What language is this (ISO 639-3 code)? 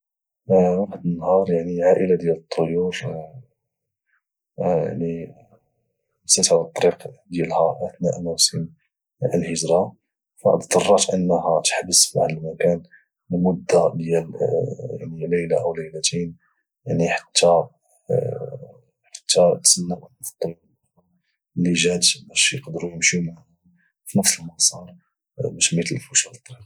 ary